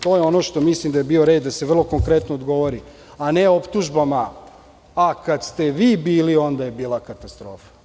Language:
Serbian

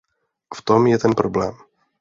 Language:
Czech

